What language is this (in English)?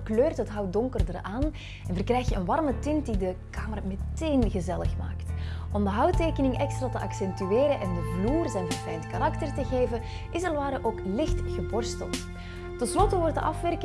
Dutch